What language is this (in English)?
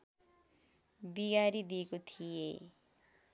Nepali